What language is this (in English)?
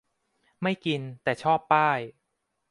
Thai